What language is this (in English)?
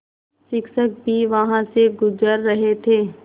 Hindi